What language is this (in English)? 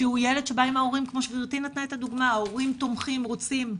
Hebrew